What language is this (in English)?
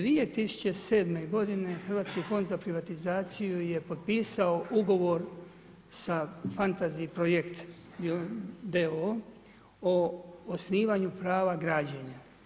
Croatian